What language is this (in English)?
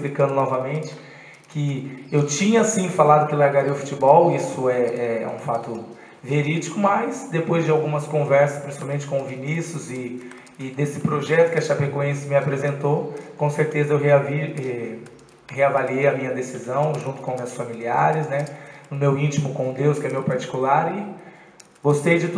Portuguese